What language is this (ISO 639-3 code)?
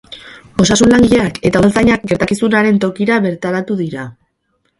eus